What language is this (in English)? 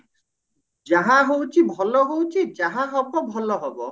Odia